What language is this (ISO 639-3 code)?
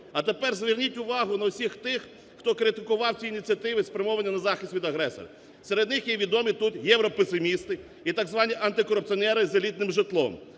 ukr